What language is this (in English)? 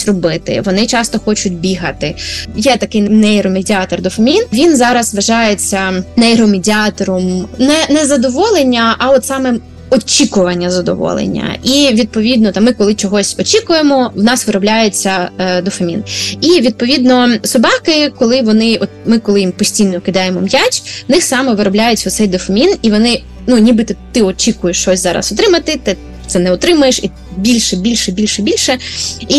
Ukrainian